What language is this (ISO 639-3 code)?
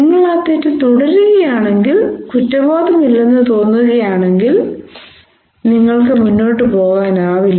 mal